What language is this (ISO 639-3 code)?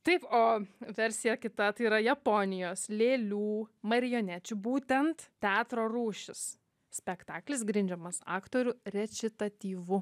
lit